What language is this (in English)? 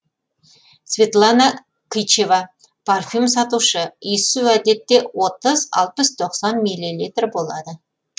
Kazakh